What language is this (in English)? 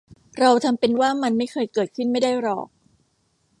Thai